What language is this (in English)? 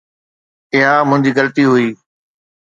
Sindhi